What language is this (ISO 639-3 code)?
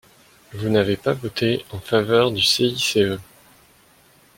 fra